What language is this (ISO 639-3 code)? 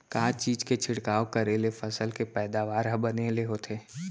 hne